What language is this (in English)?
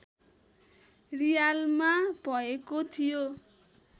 Nepali